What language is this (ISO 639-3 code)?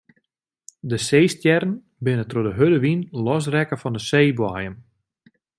fry